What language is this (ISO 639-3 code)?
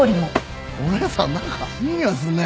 jpn